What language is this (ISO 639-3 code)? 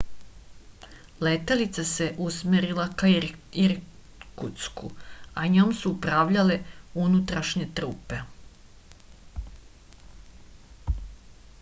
srp